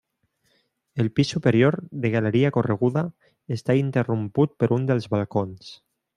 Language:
Catalan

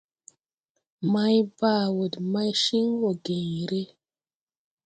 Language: Tupuri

